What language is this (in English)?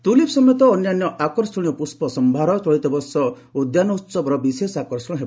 Odia